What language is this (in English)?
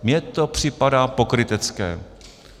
Czech